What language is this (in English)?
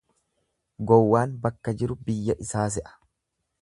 Oromo